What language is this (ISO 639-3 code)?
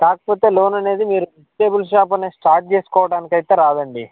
tel